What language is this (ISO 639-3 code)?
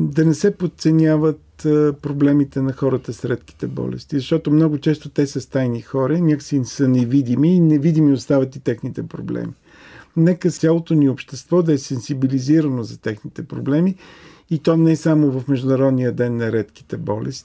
bul